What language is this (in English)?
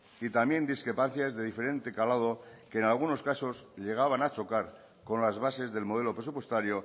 Spanish